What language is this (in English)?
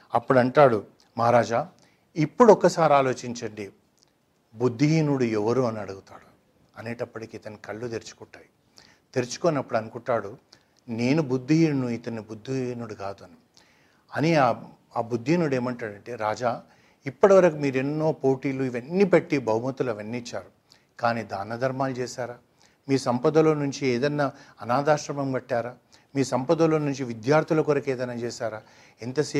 Telugu